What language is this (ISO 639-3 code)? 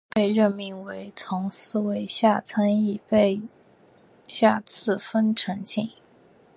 zho